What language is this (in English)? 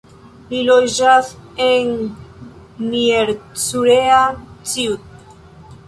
Esperanto